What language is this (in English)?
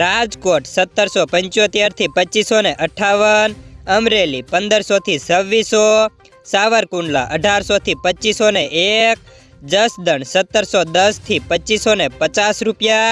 Hindi